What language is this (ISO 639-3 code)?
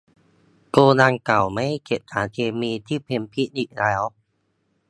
tha